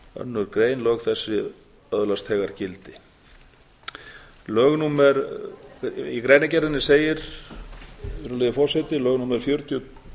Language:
Icelandic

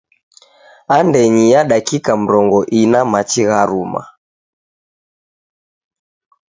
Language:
Taita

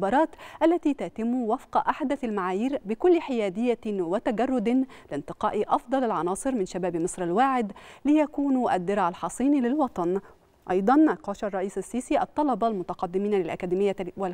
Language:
Arabic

